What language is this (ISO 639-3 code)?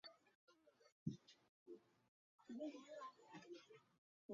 zho